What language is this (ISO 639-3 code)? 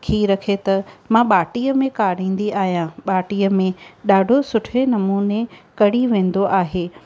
snd